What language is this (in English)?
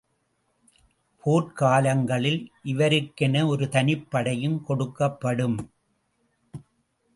Tamil